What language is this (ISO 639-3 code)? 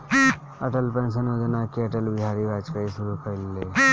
bho